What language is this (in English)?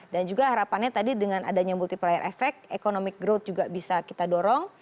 Indonesian